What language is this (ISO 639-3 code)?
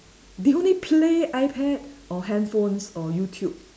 eng